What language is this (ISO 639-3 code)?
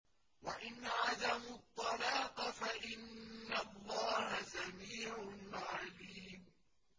ara